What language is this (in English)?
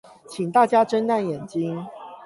Chinese